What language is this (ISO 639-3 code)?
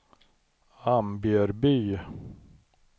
swe